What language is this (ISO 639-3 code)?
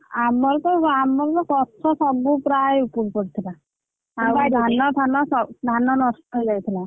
ori